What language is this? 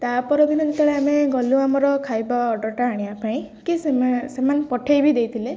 Odia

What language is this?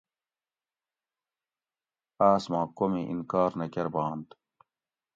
Gawri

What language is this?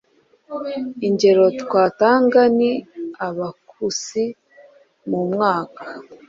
Kinyarwanda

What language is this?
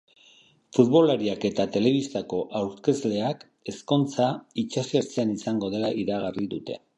Basque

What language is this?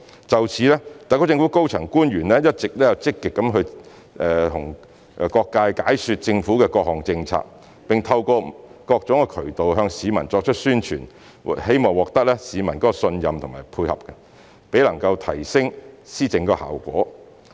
Cantonese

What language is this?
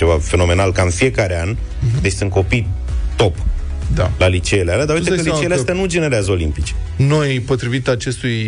Romanian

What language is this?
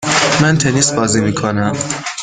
Persian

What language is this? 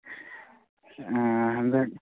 Manipuri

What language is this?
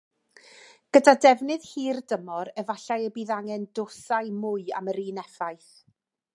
Welsh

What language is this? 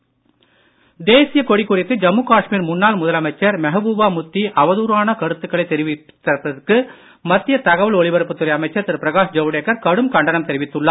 Tamil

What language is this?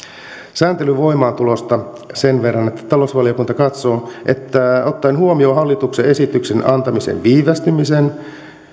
Finnish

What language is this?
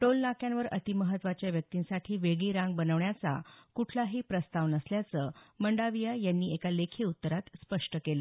Marathi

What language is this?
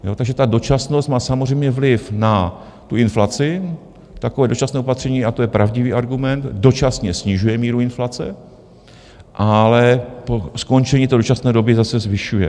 Czech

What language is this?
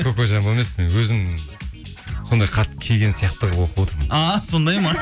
Kazakh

